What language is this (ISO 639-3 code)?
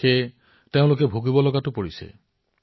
asm